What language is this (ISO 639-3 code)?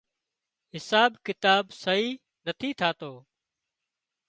kxp